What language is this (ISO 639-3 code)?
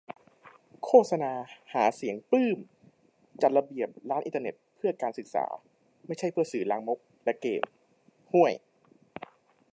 tha